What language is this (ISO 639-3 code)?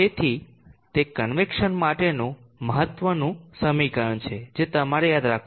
guj